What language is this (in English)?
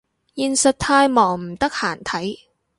Cantonese